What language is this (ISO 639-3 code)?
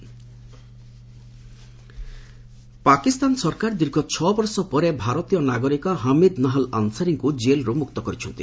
ori